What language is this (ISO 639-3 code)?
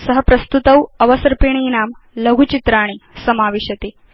san